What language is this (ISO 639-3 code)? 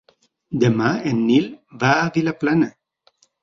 cat